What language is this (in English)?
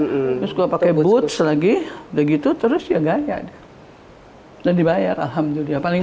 Indonesian